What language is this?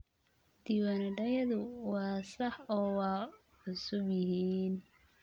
Somali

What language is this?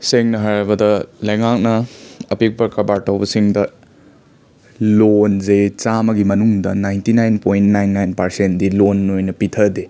Manipuri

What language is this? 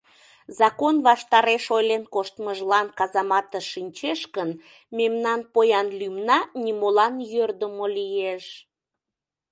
Mari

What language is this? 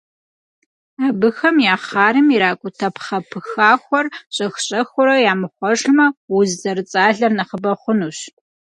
Kabardian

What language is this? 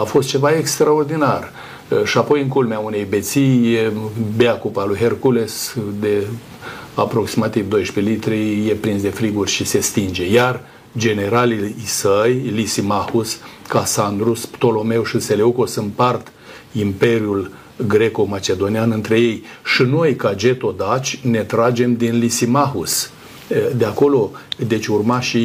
Romanian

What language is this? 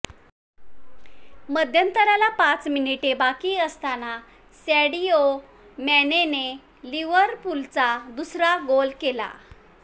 Marathi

